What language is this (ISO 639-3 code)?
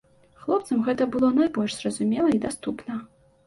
bel